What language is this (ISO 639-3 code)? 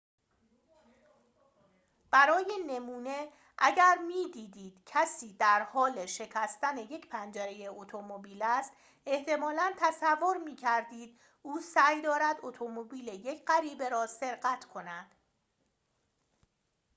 fas